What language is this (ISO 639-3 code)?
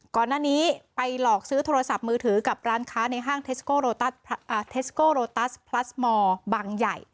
tha